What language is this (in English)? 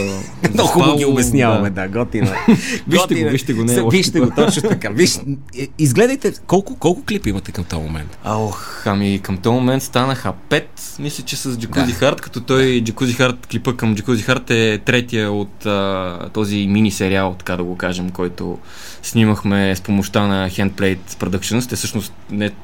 Bulgarian